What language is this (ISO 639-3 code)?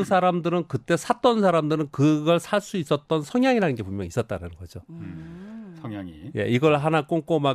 kor